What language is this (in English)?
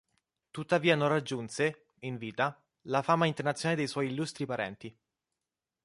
Italian